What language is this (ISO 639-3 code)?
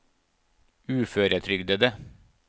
nor